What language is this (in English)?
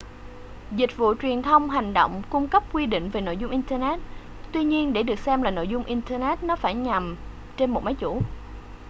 Vietnamese